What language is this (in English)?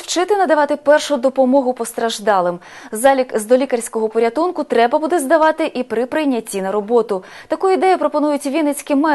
Ukrainian